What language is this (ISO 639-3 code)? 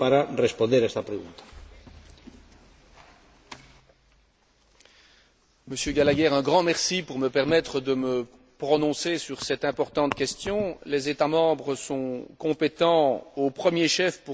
fra